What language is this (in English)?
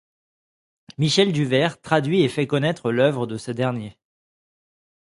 French